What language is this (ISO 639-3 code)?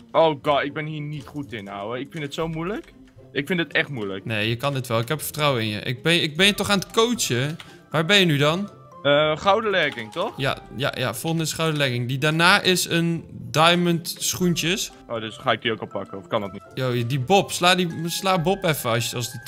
nld